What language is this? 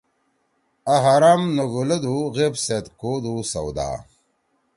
Torwali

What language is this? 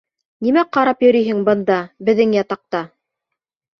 Bashkir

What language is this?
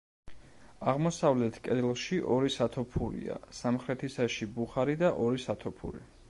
Georgian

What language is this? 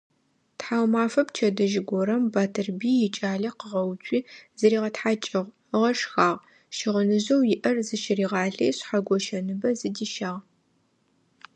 Adyghe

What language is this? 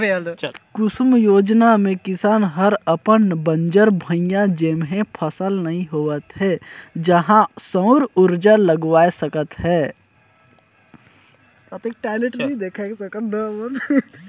Chhattisgarhi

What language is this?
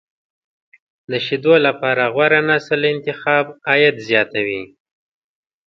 Pashto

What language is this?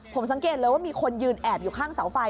Thai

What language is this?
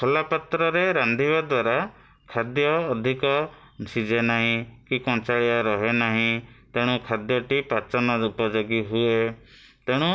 Odia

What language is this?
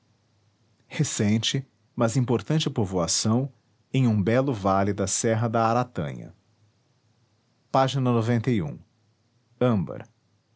Portuguese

